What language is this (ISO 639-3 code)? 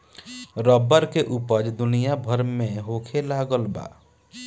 bho